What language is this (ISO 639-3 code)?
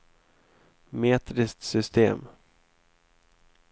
swe